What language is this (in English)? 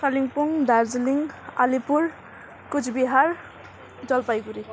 Nepali